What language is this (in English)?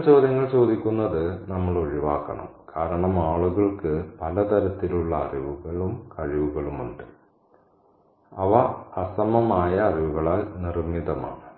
Malayalam